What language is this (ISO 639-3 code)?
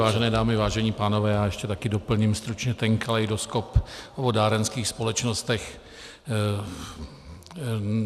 ces